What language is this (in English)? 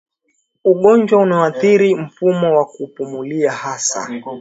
Swahili